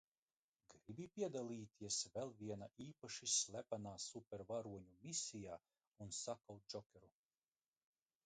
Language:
Latvian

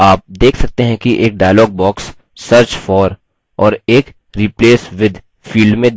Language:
Hindi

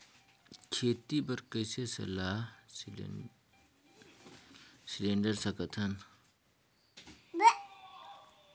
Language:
Chhattisgarhi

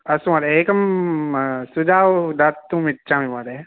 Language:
Sanskrit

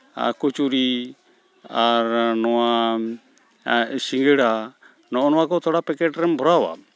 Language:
Santali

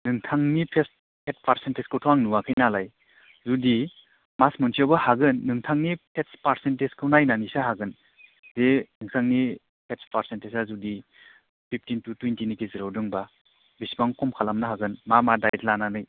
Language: Bodo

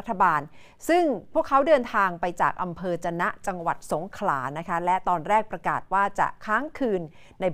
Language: Thai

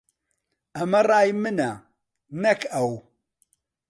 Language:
Central Kurdish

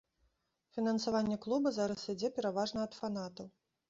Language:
Belarusian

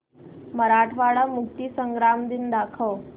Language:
Marathi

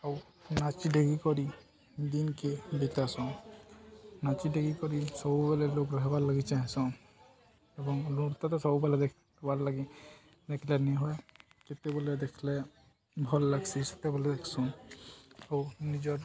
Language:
Odia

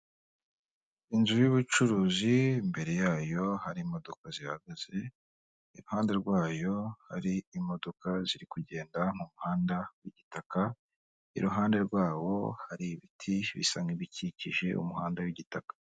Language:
Kinyarwanda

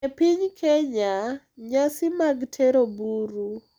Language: Luo (Kenya and Tanzania)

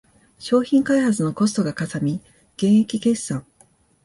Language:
Japanese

